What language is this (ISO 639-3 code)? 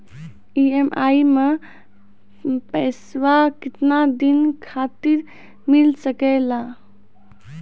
mai